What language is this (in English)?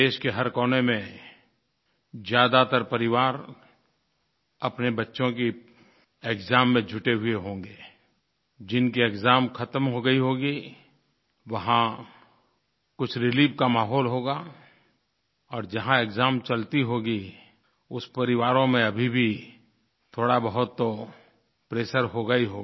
Hindi